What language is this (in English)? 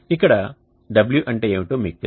Telugu